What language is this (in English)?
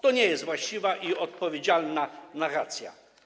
Polish